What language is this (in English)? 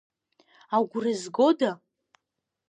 Abkhazian